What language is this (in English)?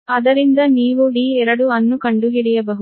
Kannada